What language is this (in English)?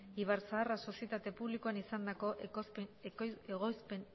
Basque